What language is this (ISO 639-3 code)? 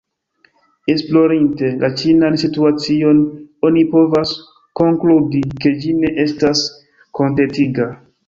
epo